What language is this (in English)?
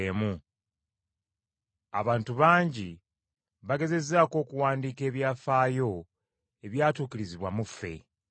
Ganda